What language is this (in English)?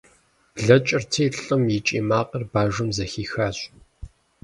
Kabardian